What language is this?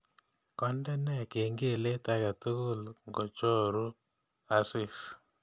Kalenjin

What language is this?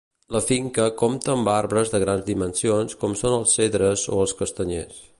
Catalan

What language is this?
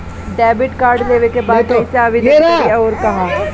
Bhojpuri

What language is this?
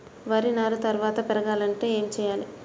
Telugu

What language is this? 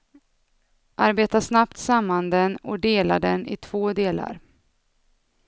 Swedish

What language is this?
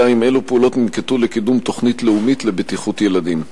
Hebrew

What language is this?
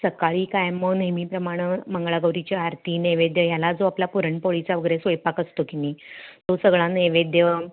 Marathi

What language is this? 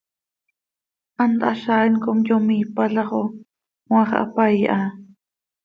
Seri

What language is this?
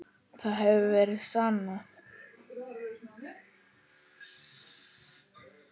Icelandic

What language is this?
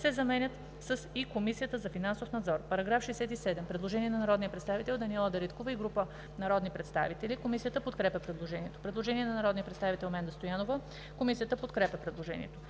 Bulgarian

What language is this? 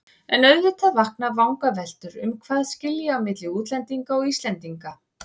Icelandic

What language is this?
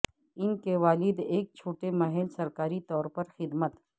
Urdu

